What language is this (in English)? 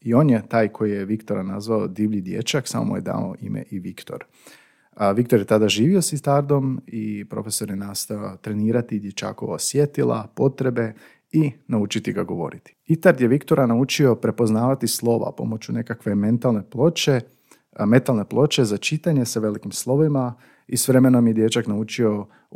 Croatian